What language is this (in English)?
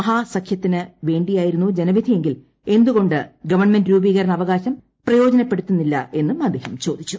Malayalam